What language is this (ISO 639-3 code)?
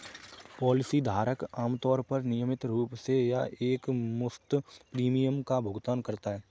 hin